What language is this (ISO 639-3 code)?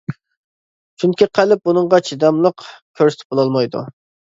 uig